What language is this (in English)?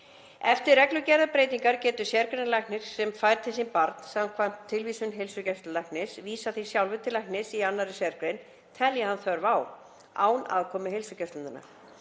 Icelandic